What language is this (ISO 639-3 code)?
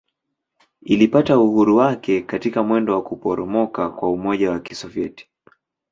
swa